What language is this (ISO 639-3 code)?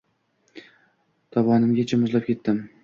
uzb